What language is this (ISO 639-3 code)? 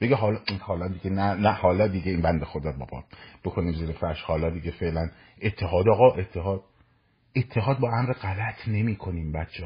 fas